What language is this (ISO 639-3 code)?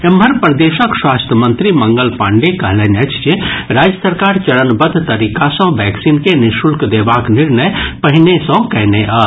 mai